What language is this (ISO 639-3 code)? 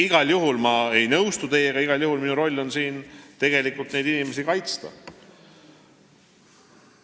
est